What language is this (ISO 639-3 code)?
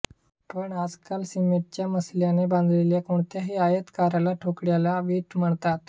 mar